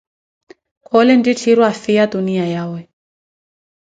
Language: Koti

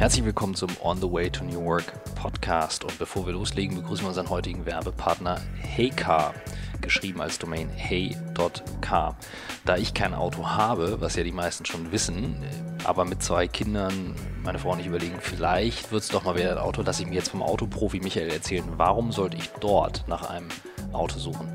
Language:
German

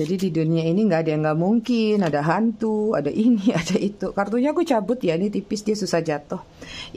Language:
Indonesian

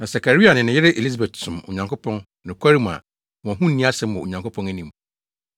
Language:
Akan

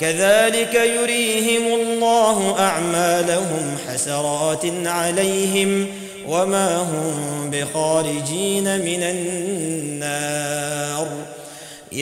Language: Arabic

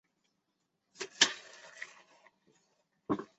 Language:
Chinese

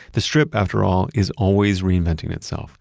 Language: English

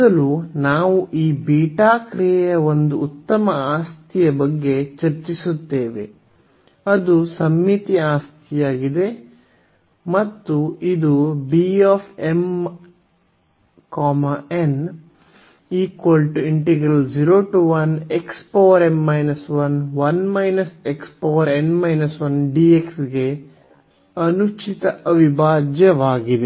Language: Kannada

